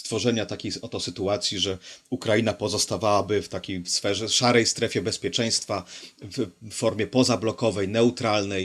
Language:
Polish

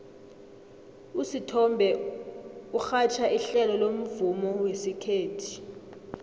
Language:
South Ndebele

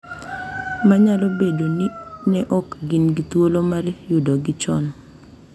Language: Luo (Kenya and Tanzania)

